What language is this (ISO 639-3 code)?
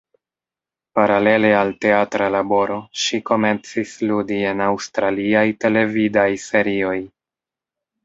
epo